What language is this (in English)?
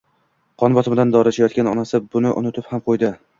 Uzbek